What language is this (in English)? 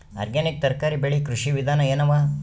Kannada